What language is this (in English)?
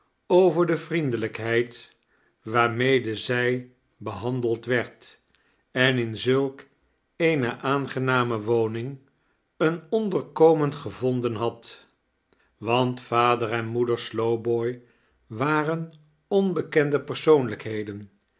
Dutch